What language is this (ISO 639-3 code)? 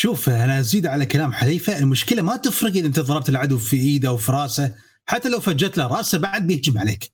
ara